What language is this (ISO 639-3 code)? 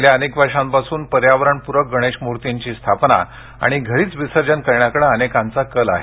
mar